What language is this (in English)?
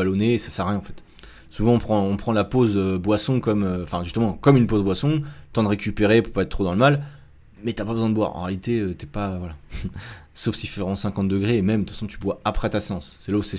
French